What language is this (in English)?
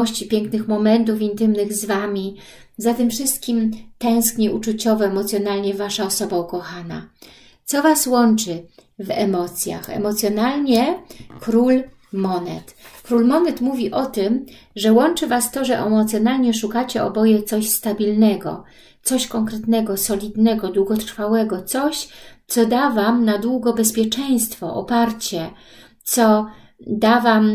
Polish